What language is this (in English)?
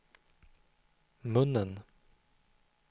Swedish